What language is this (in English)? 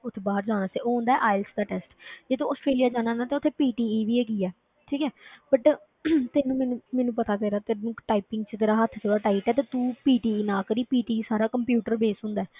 Punjabi